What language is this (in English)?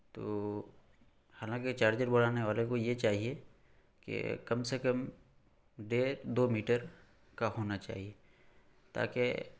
Urdu